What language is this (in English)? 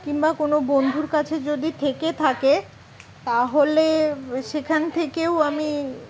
Bangla